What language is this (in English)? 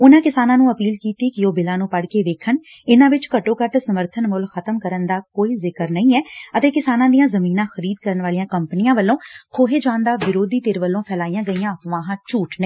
Punjabi